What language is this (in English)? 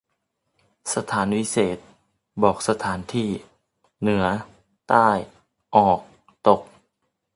Thai